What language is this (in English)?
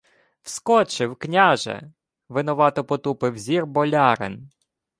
Ukrainian